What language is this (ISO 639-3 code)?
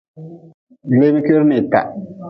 nmz